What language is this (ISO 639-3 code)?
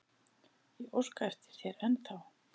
isl